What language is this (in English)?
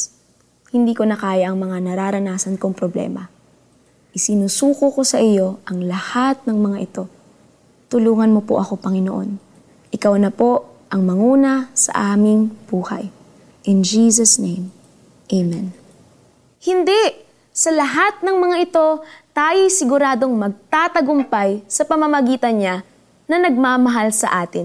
Filipino